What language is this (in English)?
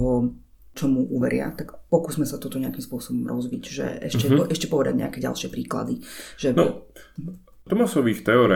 Slovak